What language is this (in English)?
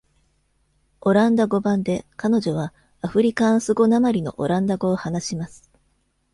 Japanese